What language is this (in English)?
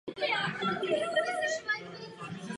Czech